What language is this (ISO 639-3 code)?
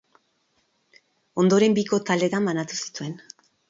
eus